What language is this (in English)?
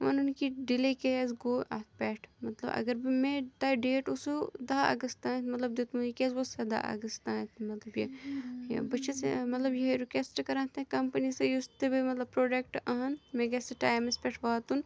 Kashmiri